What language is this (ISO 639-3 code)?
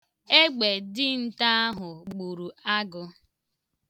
ibo